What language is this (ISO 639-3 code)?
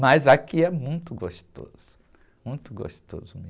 por